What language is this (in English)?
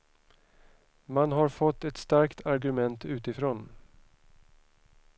Swedish